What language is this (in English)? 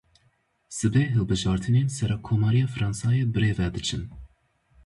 Kurdish